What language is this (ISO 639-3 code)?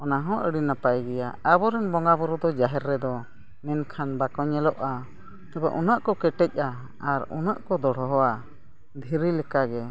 sat